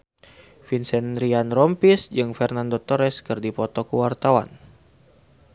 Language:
Sundanese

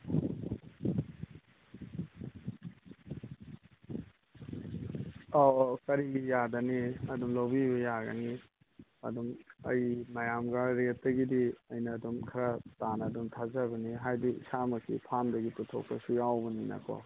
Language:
Manipuri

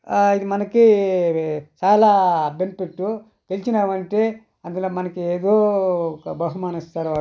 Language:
Telugu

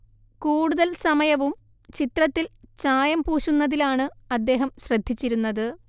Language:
Malayalam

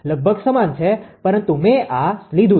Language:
Gujarati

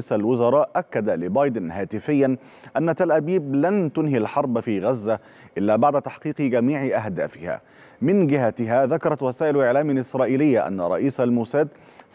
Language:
Arabic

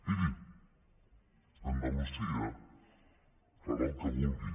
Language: Catalan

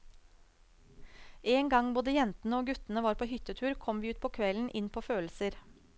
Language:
Norwegian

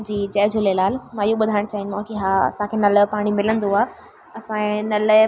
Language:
Sindhi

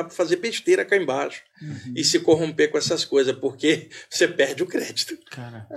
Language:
Portuguese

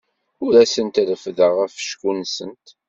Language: Kabyle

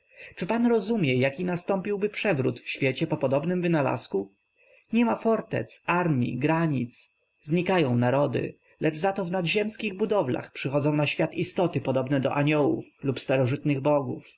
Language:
Polish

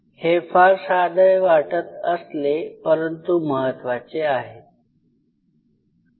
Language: Marathi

